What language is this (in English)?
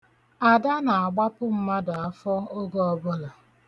Igbo